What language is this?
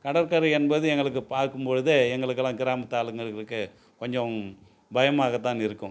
Tamil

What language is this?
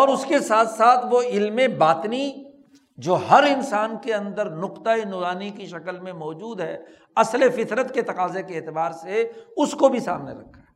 Urdu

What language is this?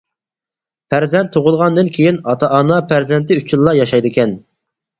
Uyghur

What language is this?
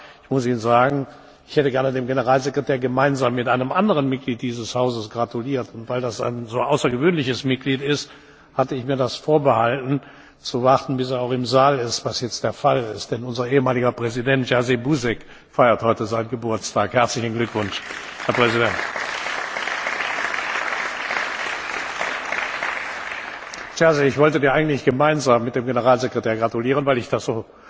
German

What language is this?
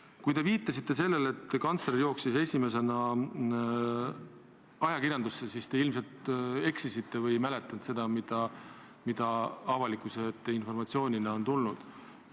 Estonian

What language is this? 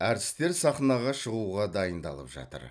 Kazakh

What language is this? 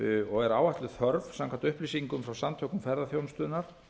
Icelandic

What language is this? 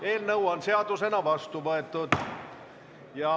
Estonian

